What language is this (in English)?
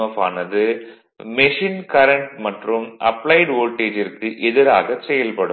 Tamil